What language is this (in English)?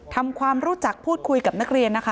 Thai